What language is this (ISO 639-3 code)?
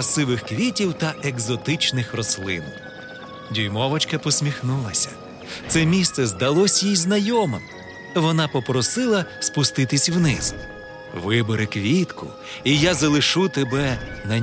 ukr